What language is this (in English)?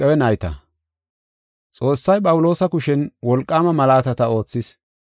Gofa